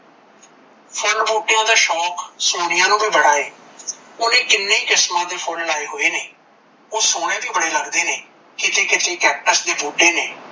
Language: Punjabi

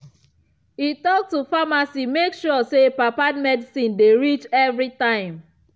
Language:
Nigerian Pidgin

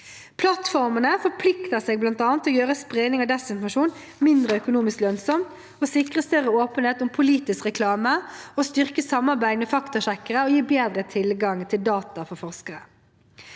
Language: Norwegian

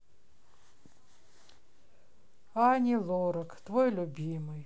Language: Russian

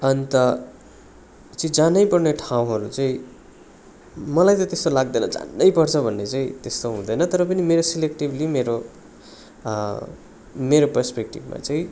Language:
Nepali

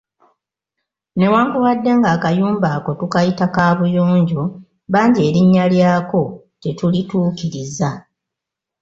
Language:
Ganda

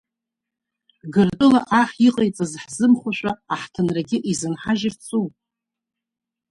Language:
Abkhazian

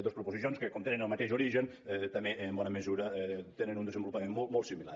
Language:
Catalan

